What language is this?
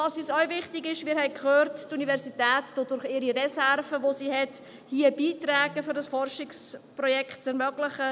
Swiss German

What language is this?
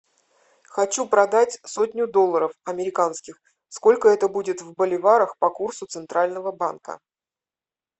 Russian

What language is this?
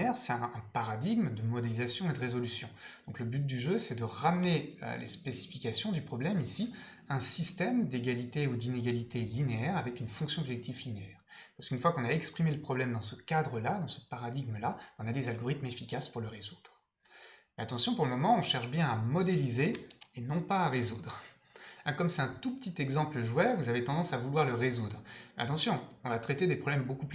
French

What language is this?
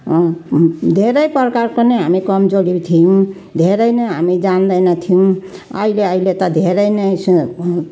Nepali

